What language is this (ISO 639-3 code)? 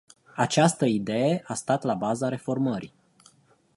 ron